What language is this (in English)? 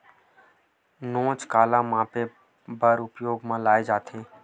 Chhattisgarhi